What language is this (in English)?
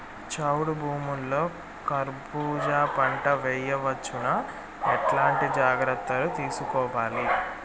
Telugu